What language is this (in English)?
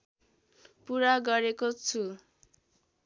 Nepali